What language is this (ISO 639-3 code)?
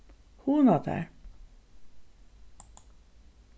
fao